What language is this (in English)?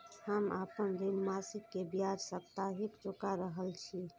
Maithili